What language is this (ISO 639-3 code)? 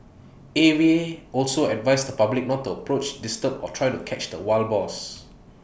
eng